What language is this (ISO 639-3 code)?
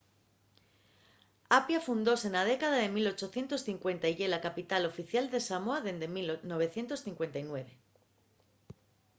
ast